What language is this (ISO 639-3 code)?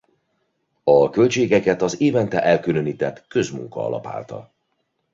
hun